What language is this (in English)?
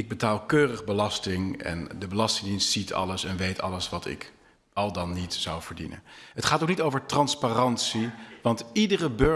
Dutch